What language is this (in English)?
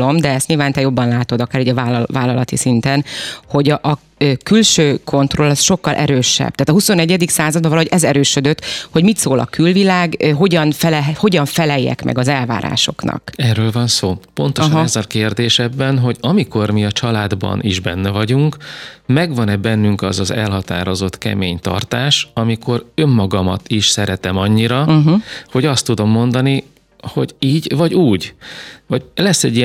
Hungarian